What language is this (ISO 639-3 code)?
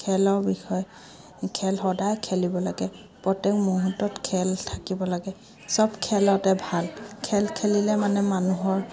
asm